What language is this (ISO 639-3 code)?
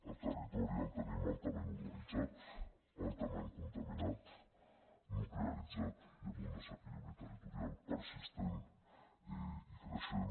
cat